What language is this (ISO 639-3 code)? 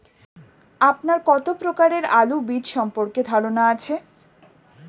ben